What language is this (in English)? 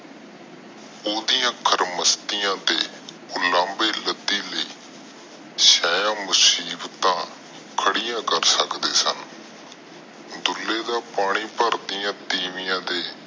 Punjabi